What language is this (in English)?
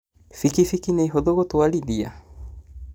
Kikuyu